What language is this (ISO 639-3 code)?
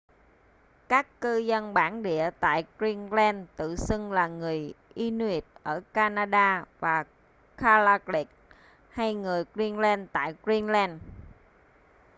vie